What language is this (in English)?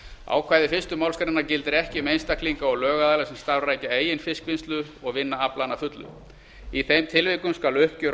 Icelandic